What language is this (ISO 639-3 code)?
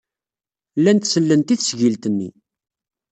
kab